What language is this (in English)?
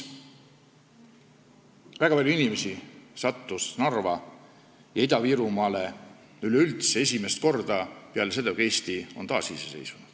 Estonian